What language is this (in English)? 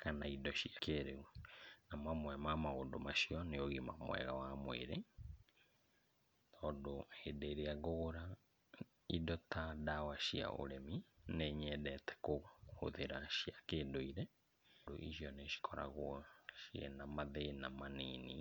Kikuyu